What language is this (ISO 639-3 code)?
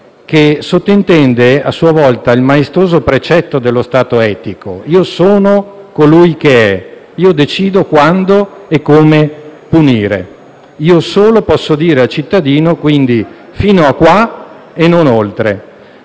ita